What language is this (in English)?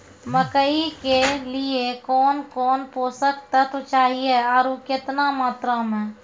Maithili